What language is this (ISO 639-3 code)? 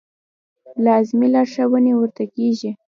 pus